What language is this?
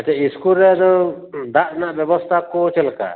Santali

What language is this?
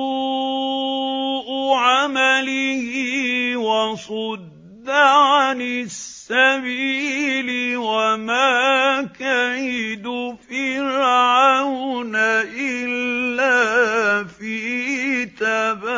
Arabic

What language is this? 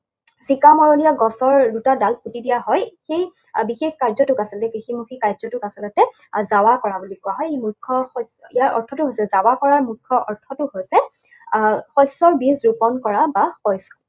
Assamese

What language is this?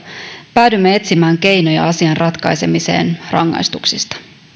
Finnish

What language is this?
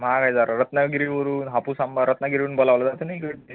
Marathi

